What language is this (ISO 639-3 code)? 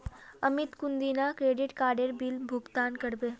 mag